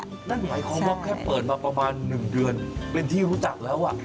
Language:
Thai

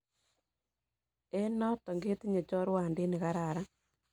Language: Kalenjin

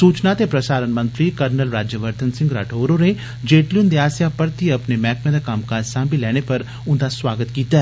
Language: Dogri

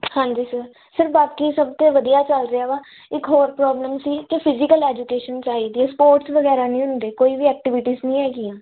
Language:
Punjabi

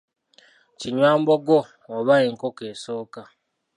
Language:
Ganda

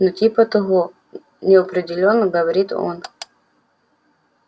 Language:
Russian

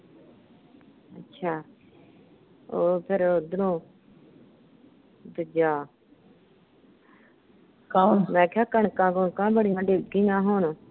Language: Punjabi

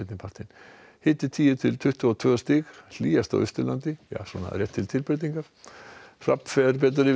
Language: Icelandic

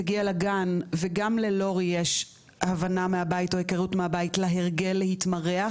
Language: Hebrew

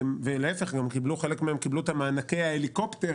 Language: Hebrew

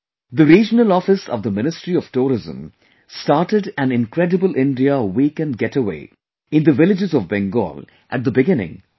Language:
English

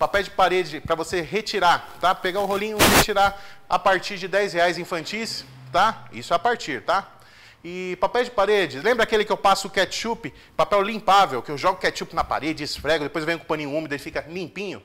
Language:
Portuguese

